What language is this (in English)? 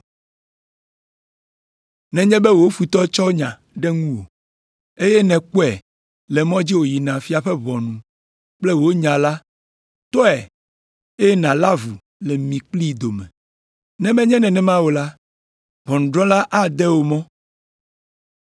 Ewe